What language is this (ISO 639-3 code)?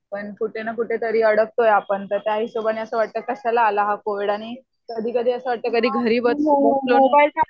mar